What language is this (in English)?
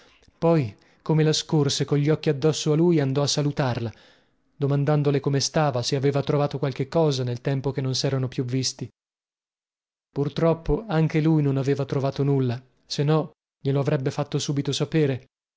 Italian